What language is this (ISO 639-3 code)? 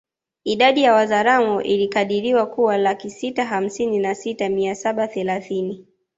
swa